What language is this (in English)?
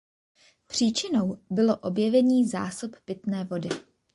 Czech